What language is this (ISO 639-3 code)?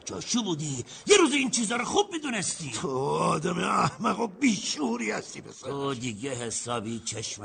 fas